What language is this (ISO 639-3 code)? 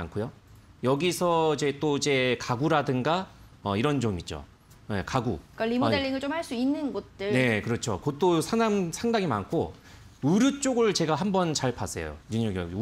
kor